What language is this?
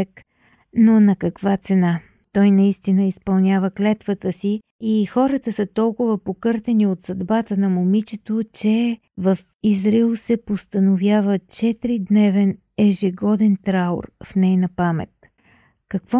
Bulgarian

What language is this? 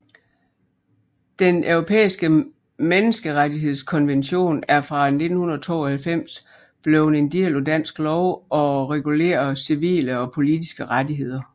Danish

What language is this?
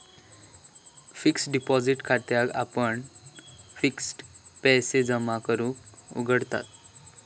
Marathi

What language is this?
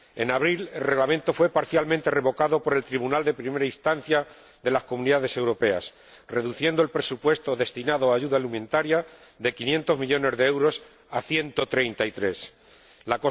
Spanish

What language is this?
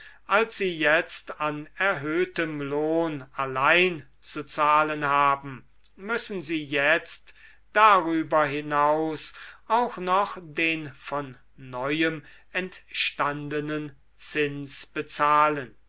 German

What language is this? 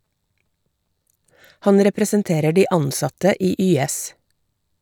Norwegian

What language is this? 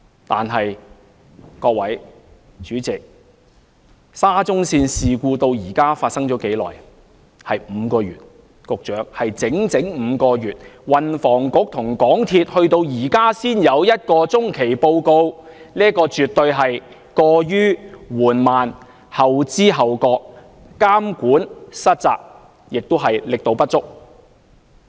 Cantonese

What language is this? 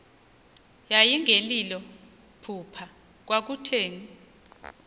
Xhosa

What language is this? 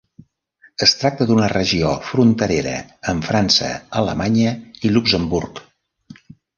Catalan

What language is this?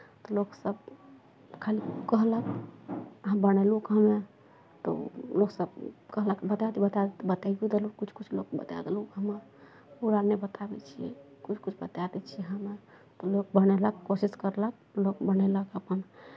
Maithili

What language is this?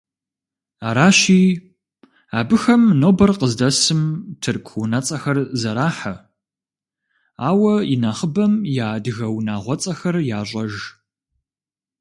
Kabardian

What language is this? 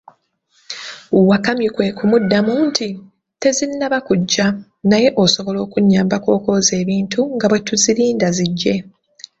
Ganda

